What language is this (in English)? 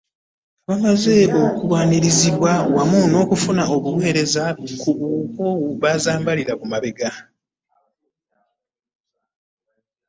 Ganda